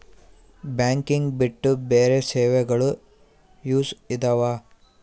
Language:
Kannada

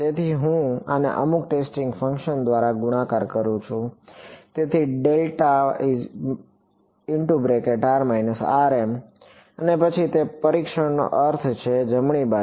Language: Gujarati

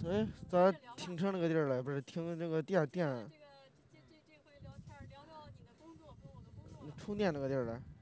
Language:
Chinese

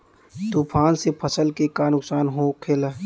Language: Bhojpuri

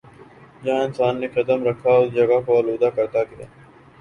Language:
Urdu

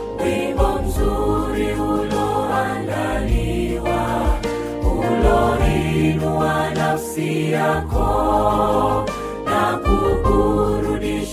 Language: Swahili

